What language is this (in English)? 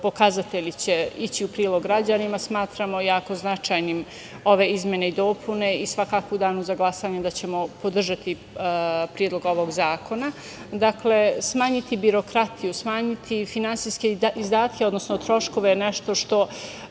Serbian